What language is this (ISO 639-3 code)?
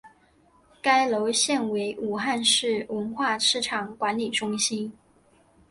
zho